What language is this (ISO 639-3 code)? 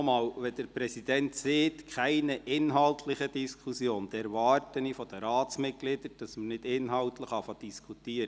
gsw